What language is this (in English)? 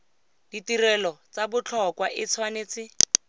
Tswana